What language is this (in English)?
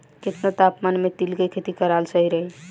Bhojpuri